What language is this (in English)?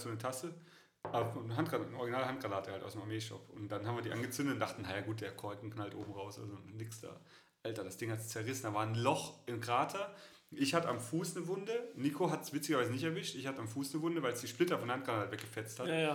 German